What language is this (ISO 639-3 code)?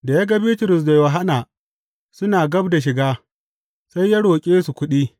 hau